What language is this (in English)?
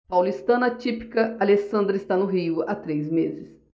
Portuguese